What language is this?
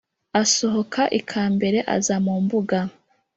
Kinyarwanda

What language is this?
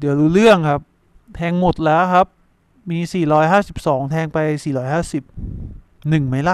Thai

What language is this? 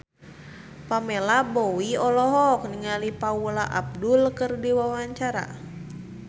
Sundanese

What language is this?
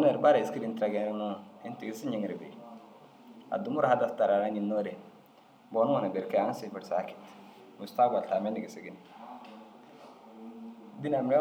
Dazaga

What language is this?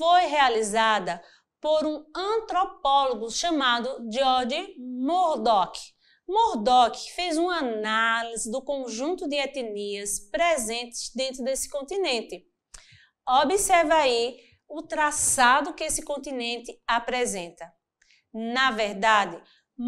Portuguese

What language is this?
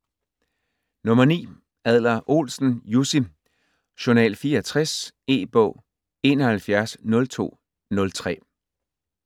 Danish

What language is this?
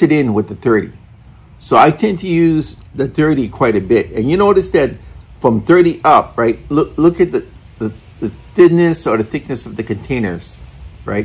English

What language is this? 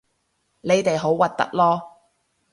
Cantonese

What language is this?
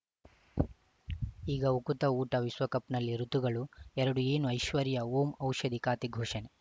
Kannada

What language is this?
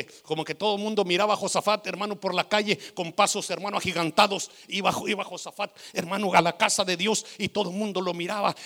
Spanish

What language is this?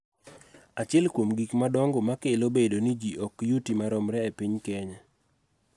Luo (Kenya and Tanzania)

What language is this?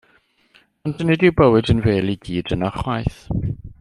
Welsh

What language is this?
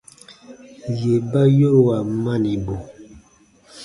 Baatonum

